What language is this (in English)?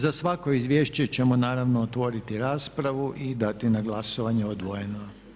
Croatian